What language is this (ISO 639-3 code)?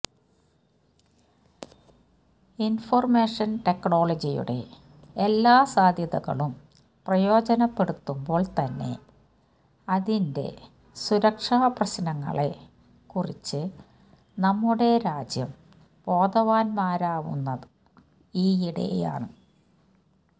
mal